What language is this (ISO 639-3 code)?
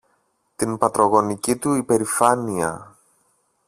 ell